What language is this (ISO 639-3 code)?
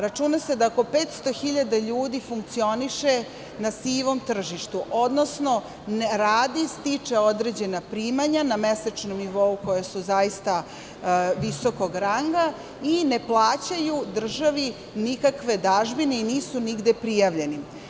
srp